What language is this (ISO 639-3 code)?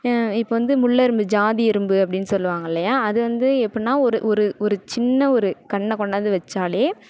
tam